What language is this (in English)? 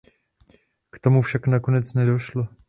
Czech